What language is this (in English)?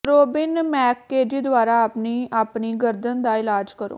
Punjabi